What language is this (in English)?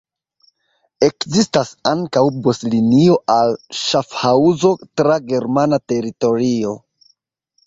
Esperanto